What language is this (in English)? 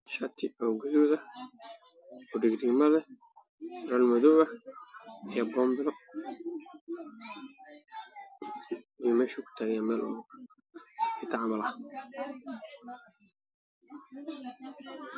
Somali